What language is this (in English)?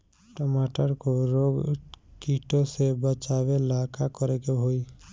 Bhojpuri